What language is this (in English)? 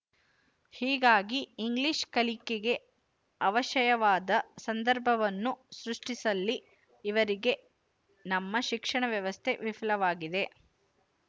Kannada